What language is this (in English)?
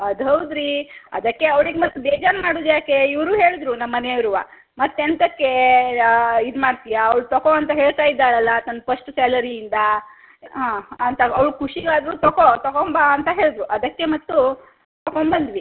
Kannada